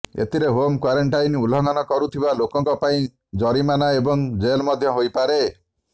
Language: Odia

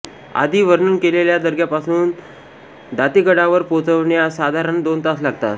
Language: Marathi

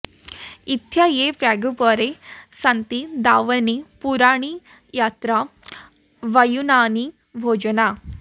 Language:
Sanskrit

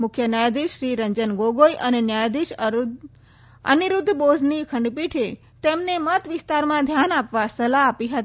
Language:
Gujarati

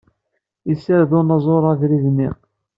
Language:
Kabyle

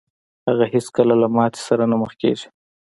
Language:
Pashto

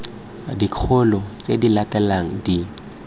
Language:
Tswana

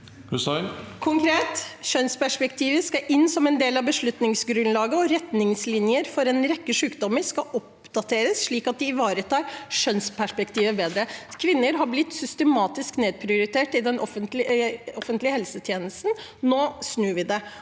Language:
Norwegian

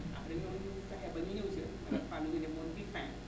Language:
Wolof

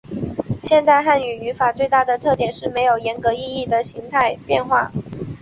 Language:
Chinese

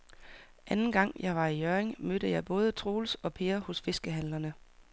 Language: Danish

